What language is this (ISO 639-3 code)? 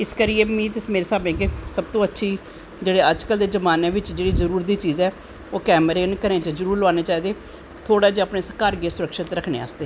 doi